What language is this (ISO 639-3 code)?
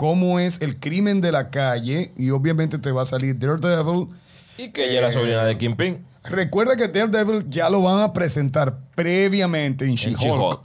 spa